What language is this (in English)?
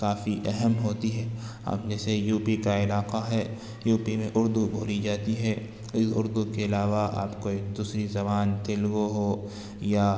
Urdu